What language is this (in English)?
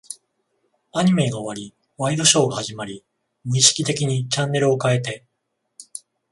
Japanese